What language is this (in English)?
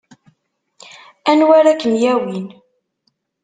Kabyle